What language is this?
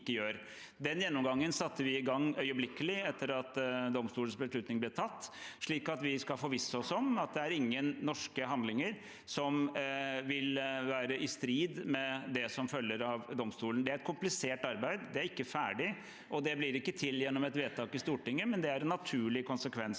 Norwegian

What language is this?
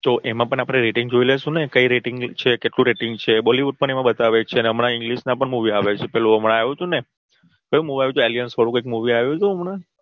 Gujarati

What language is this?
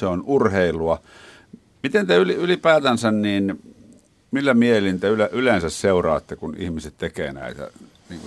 Finnish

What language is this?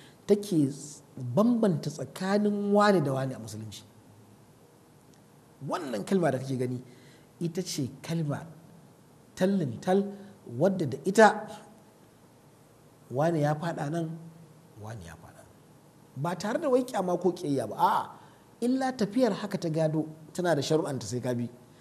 Arabic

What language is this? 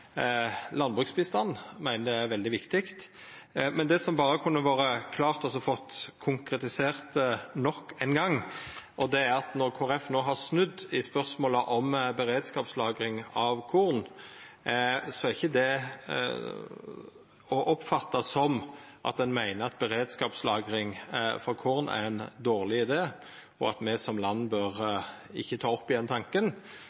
Norwegian Nynorsk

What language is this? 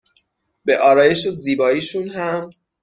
Persian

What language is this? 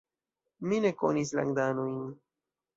Esperanto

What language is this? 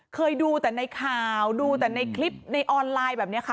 Thai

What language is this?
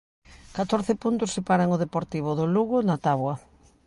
Galician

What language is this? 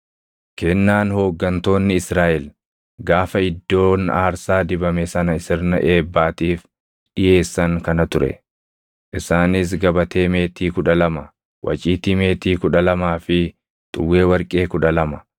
Oromo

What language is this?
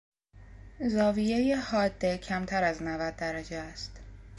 Persian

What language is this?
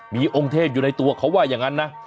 Thai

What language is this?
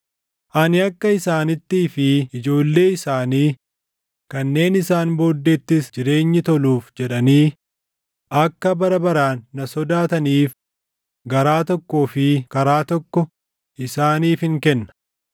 Oromo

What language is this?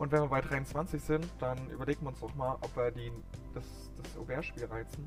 German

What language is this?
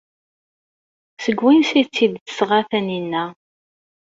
Kabyle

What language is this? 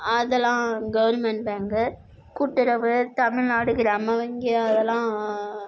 Tamil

